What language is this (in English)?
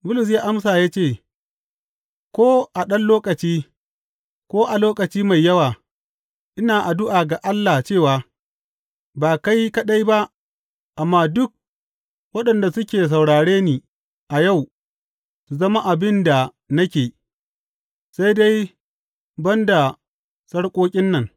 Hausa